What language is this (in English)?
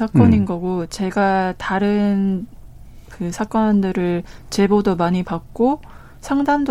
Korean